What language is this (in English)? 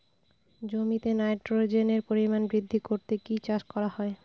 Bangla